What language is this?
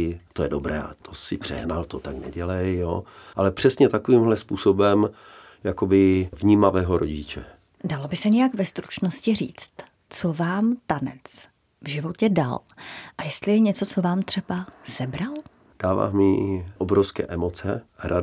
Czech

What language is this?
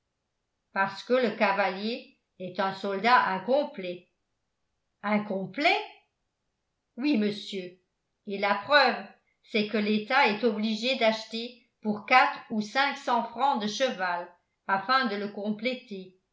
French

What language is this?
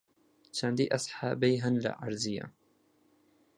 Central Kurdish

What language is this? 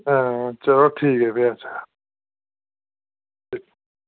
Dogri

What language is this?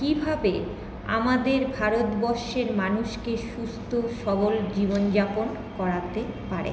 Bangla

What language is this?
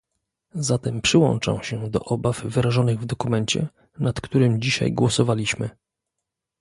Polish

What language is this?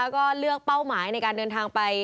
Thai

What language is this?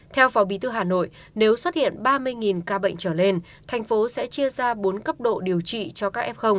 Vietnamese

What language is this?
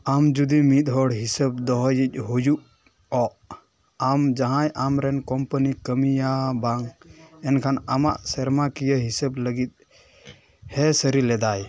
Santali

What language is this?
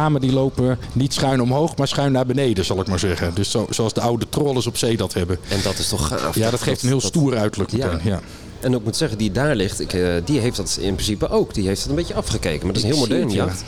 Dutch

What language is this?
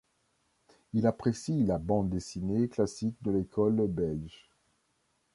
French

